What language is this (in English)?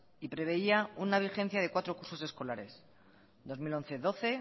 Spanish